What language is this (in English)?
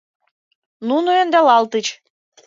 Mari